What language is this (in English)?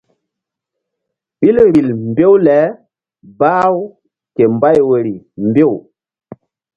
Mbum